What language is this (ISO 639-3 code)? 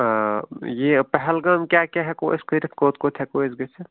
kas